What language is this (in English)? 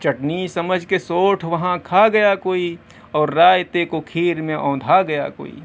Urdu